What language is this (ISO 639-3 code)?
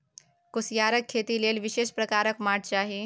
mai